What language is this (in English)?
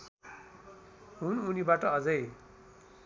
Nepali